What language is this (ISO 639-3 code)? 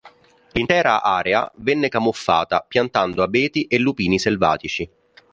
ita